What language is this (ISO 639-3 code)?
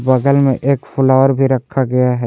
hin